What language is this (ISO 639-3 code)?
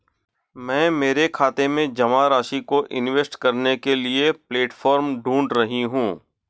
hin